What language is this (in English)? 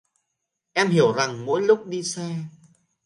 Vietnamese